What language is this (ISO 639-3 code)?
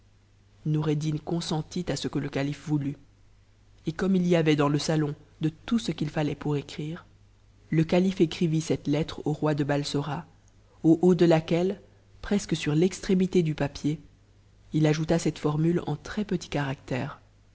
fra